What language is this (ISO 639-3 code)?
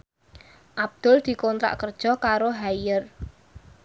jav